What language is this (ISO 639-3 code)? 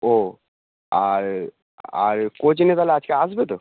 ben